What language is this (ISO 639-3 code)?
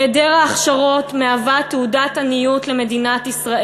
heb